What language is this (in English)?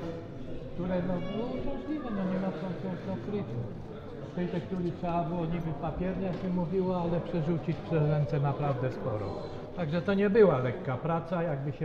Polish